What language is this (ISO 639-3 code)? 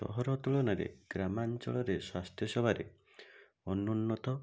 ori